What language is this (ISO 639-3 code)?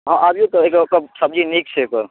mai